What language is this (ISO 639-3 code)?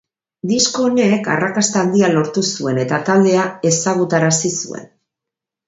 eus